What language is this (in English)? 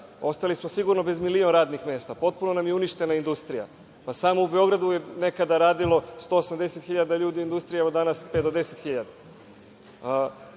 Serbian